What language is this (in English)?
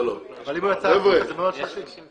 Hebrew